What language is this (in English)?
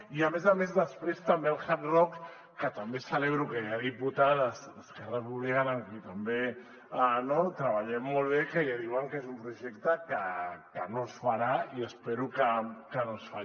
Catalan